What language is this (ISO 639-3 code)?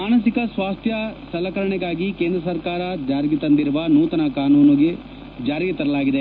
kan